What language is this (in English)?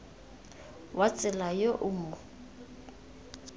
Tswana